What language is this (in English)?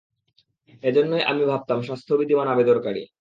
Bangla